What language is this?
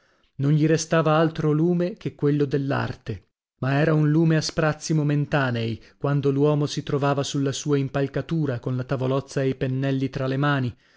Italian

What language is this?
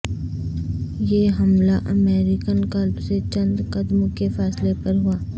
Urdu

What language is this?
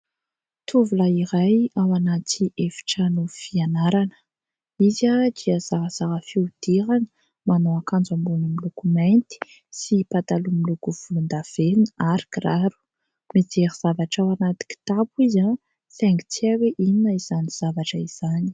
Malagasy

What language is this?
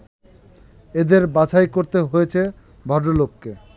Bangla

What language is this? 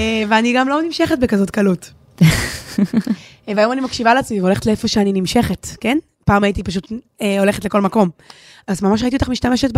Hebrew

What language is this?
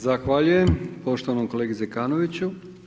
Croatian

